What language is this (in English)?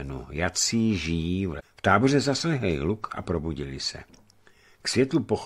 Czech